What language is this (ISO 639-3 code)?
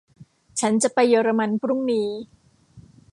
tha